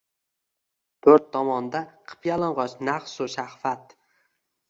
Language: Uzbek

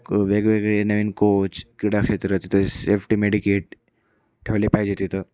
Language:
Marathi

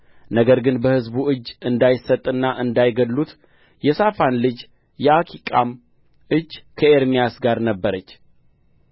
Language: Amharic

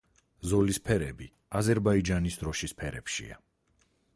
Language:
Georgian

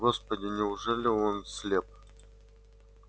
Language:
Russian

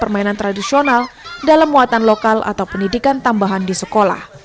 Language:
Indonesian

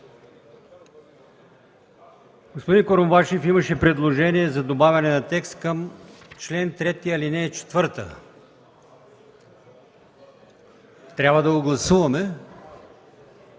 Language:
Bulgarian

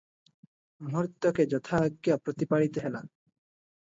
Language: Odia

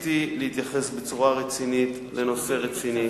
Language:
Hebrew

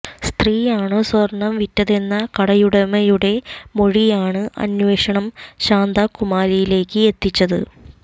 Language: Malayalam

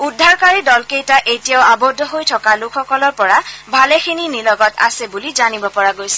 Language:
Assamese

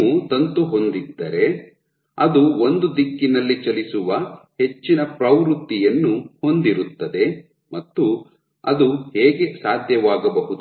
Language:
Kannada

